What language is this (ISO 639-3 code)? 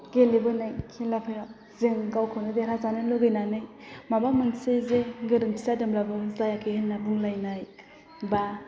brx